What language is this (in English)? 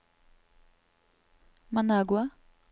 Norwegian